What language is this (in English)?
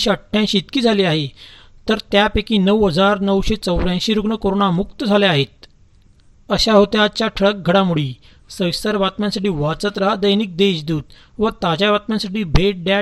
Marathi